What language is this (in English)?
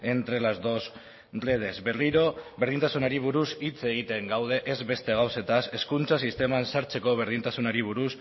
Basque